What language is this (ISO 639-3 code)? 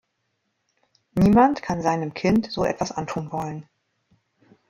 deu